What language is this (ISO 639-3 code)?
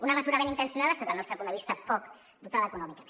cat